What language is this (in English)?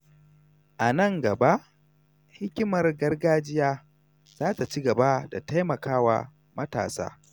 Hausa